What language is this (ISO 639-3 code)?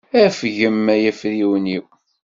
kab